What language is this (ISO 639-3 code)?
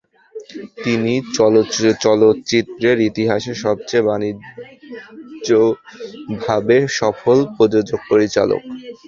ben